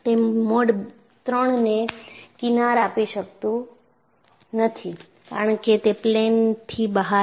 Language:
Gujarati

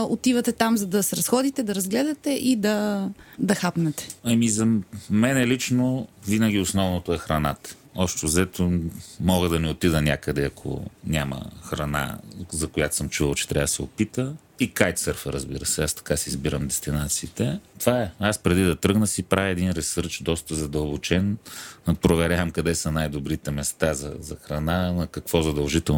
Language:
Bulgarian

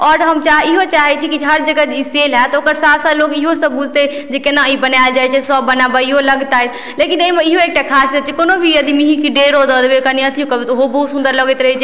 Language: Maithili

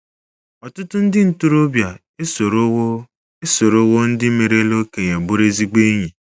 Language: Igbo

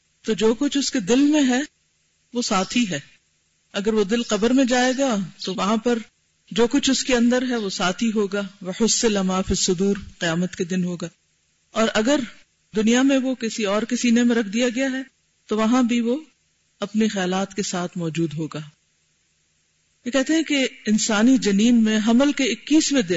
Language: Urdu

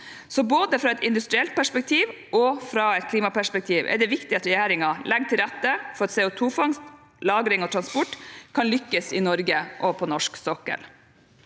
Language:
Norwegian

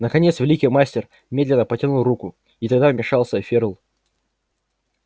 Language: Russian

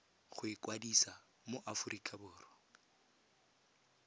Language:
Tswana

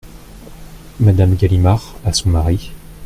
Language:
French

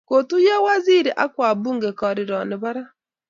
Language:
Kalenjin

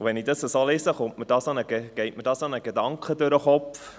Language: Swiss German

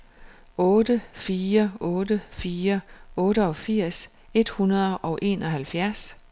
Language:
Danish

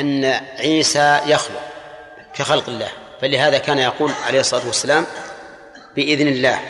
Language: Arabic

